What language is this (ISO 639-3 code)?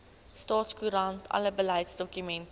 afr